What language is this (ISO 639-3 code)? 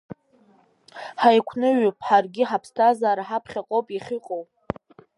abk